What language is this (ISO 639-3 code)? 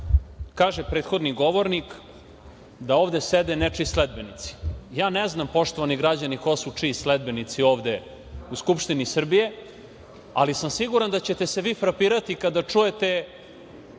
srp